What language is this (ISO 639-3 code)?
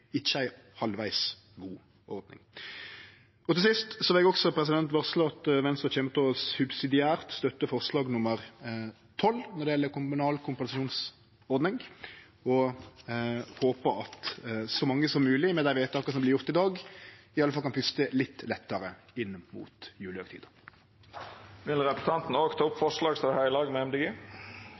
nno